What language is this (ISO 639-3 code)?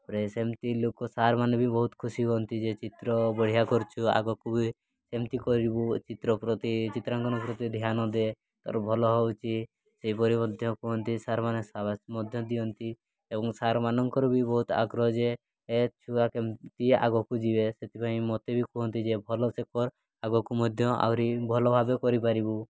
ori